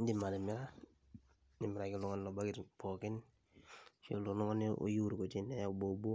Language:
Masai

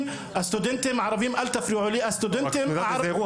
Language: Hebrew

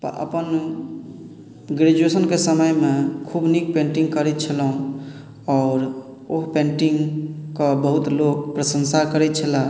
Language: Maithili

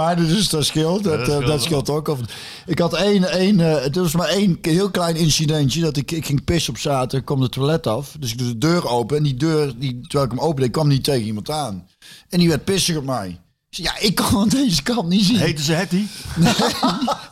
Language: Dutch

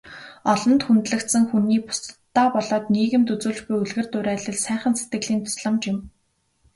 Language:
Mongolian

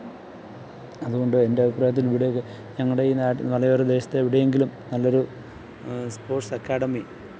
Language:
Malayalam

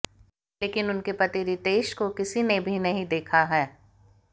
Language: Hindi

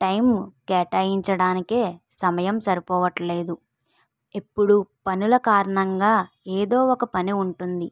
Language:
Telugu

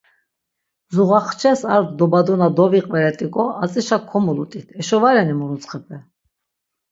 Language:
Laz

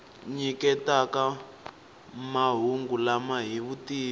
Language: Tsonga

